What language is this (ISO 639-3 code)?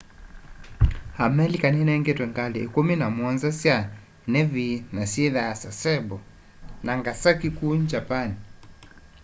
kam